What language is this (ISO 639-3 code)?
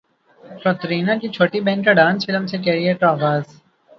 urd